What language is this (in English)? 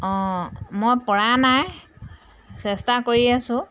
Assamese